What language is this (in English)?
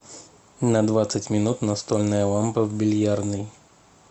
Russian